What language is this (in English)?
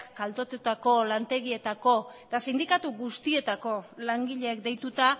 Basque